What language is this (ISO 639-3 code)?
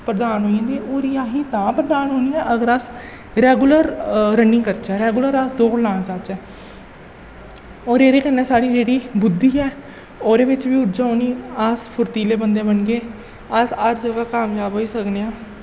doi